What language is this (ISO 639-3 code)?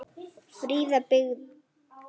isl